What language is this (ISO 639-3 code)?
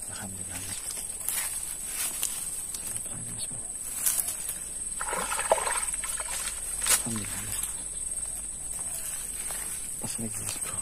ind